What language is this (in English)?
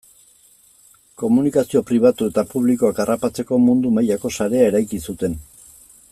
Basque